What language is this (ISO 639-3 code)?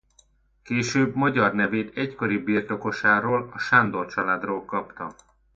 hun